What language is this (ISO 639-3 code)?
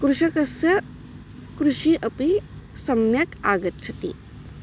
san